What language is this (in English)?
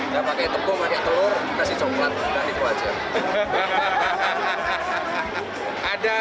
Indonesian